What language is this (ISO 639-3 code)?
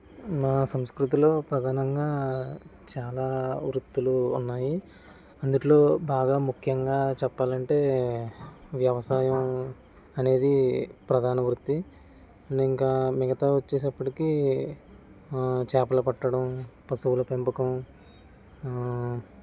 tel